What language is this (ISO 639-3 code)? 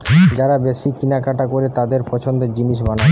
ben